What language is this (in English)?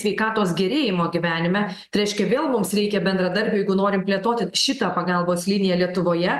Lithuanian